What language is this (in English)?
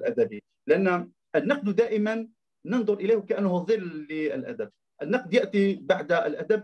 Arabic